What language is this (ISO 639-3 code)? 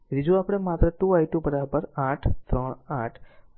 guj